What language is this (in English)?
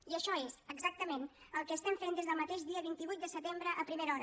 Catalan